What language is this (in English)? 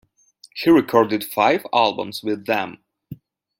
English